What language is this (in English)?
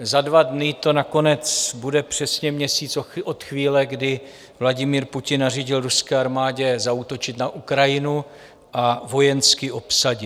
Czech